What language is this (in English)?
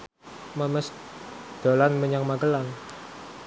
Javanese